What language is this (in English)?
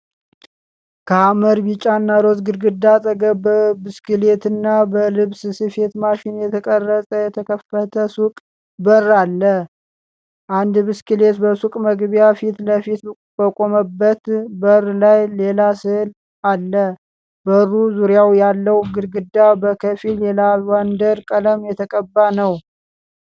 Amharic